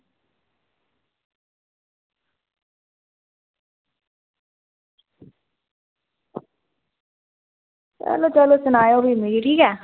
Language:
Dogri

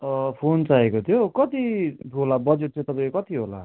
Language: Nepali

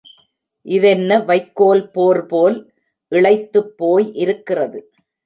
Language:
Tamil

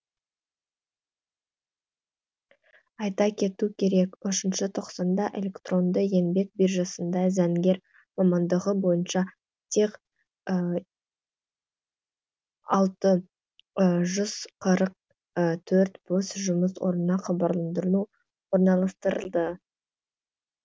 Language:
Kazakh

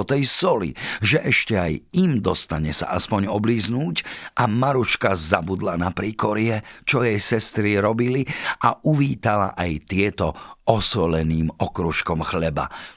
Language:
Slovak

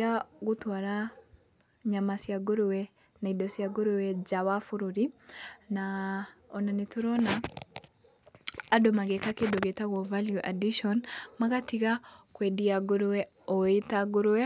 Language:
Kikuyu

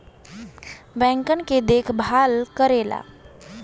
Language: Bhojpuri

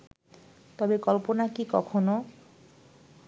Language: Bangla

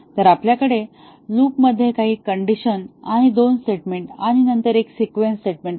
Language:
Marathi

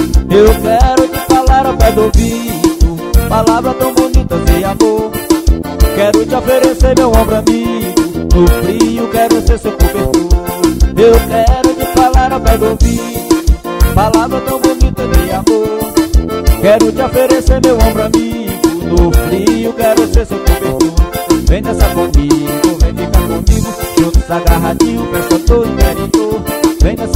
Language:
Portuguese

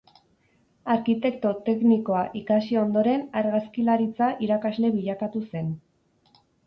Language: Basque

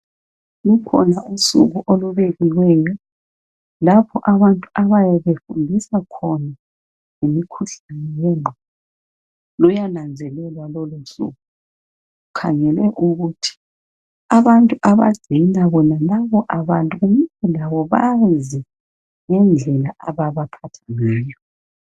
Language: North Ndebele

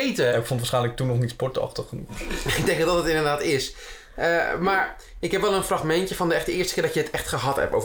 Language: Dutch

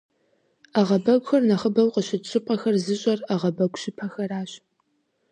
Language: Kabardian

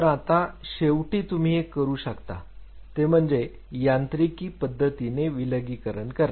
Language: Marathi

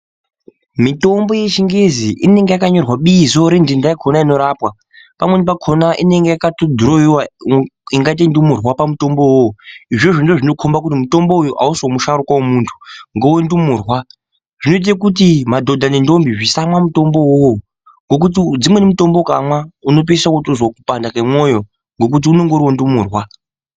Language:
Ndau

